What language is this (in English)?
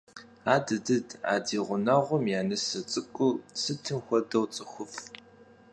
Kabardian